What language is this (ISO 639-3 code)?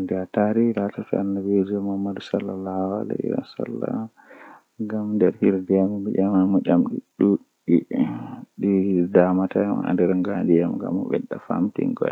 fuh